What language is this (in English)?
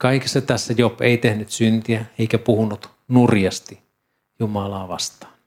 Finnish